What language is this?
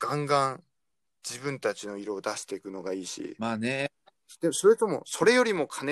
Japanese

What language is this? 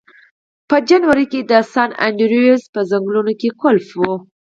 Pashto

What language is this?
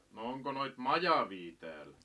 Finnish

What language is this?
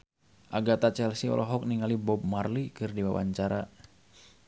Sundanese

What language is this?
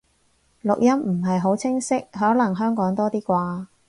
Cantonese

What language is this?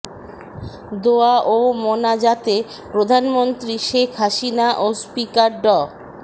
Bangla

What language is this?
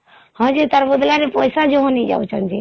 Odia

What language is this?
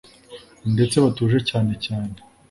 Kinyarwanda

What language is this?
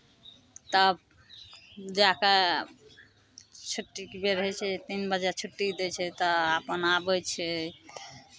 Maithili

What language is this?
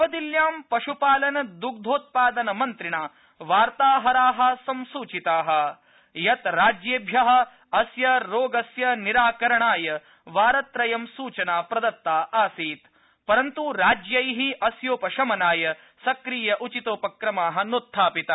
Sanskrit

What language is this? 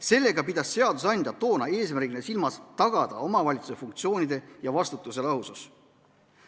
Estonian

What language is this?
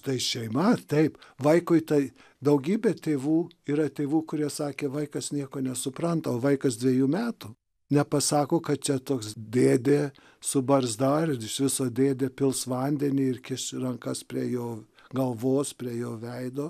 Lithuanian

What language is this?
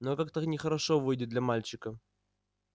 Russian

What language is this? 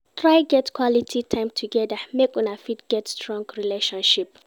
Nigerian Pidgin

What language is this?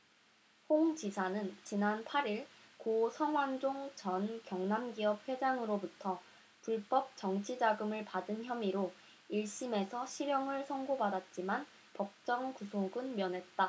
Korean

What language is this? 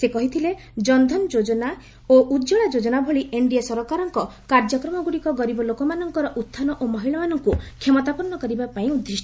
Odia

